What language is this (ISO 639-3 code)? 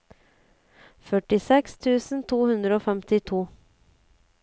nor